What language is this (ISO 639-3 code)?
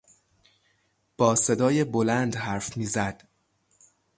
fas